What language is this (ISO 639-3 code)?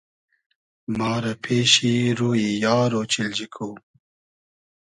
haz